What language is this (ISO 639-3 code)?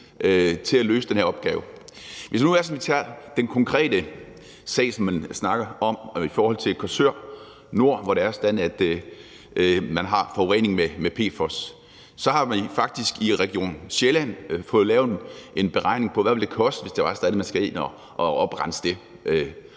dan